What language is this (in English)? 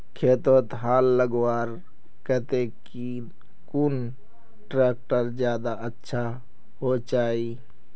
Magahi